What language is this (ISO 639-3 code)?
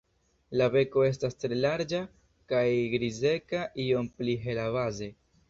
epo